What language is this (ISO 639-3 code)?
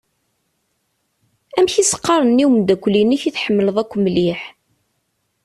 kab